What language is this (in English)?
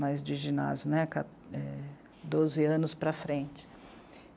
Portuguese